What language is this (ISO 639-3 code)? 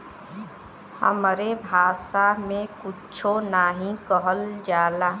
bho